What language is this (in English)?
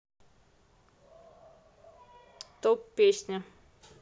Russian